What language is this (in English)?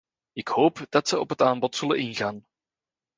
Dutch